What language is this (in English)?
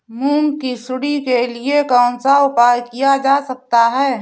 Hindi